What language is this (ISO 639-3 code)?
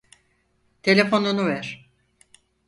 tur